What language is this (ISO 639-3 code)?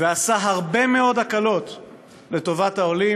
heb